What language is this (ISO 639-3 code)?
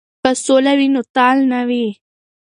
pus